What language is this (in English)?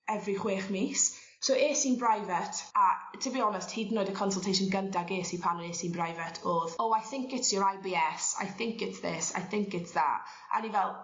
Welsh